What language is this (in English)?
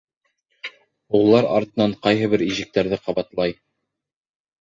Bashkir